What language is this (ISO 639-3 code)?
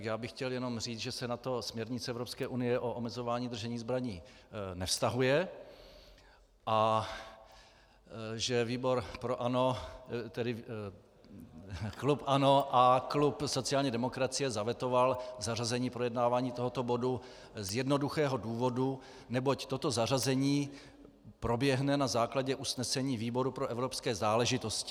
ces